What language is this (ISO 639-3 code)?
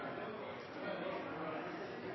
nno